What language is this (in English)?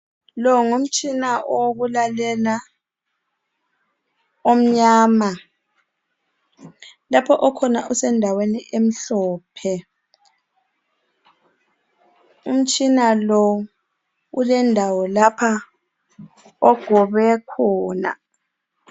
North Ndebele